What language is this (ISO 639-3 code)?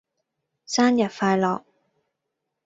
yue